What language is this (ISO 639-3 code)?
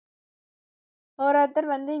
tam